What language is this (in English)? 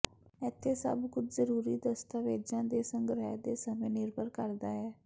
Punjabi